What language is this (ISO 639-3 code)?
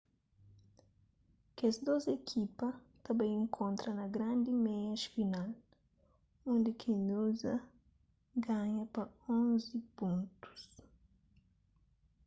kea